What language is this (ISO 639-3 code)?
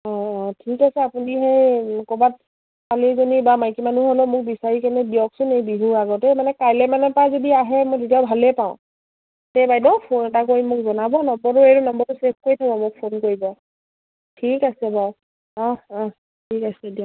asm